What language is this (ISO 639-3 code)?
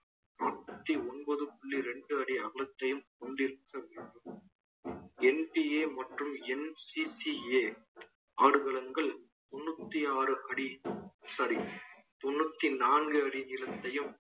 tam